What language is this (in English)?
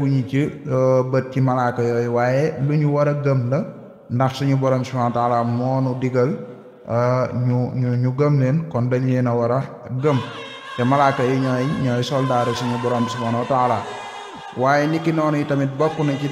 Indonesian